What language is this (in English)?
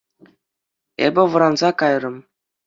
Chuvash